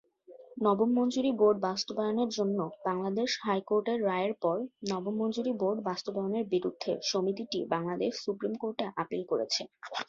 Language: Bangla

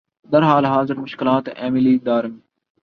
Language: Urdu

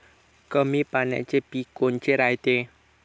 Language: Marathi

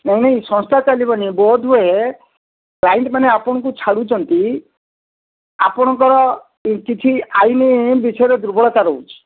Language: Odia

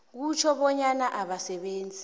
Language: South Ndebele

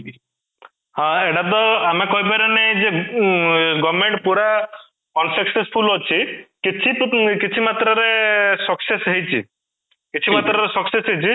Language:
Odia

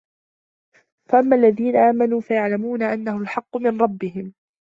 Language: Arabic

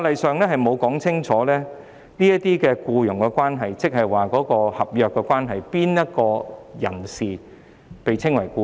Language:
Cantonese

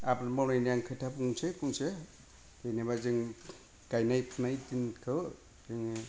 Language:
Bodo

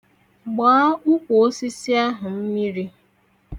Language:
Igbo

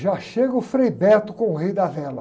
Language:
Portuguese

